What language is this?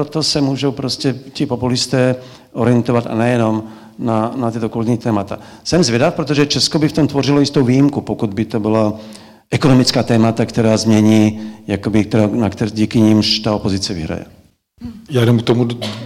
Czech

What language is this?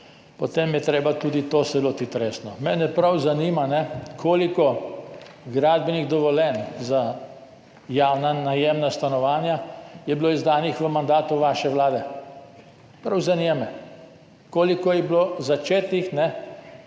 Slovenian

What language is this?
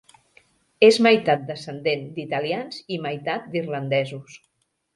Catalan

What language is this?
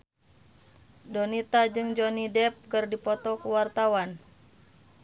Sundanese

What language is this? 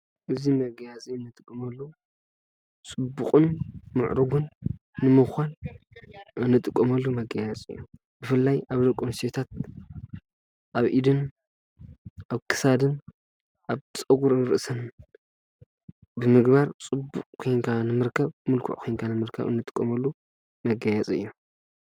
Tigrinya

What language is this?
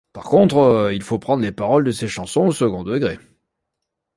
French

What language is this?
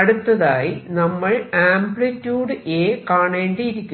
Malayalam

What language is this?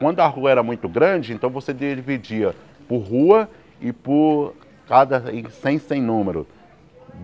Portuguese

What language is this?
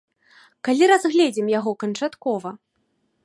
Belarusian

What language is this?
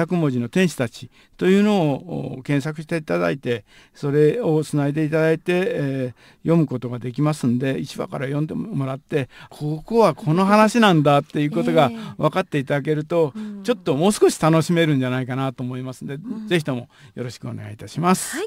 Japanese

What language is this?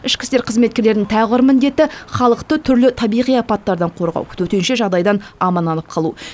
Kazakh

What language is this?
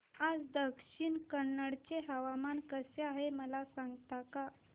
Marathi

